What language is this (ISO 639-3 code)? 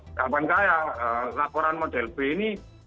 ind